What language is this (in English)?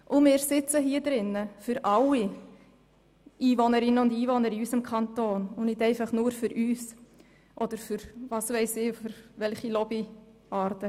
Swiss German